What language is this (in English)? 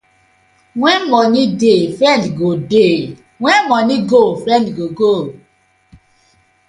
Nigerian Pidgin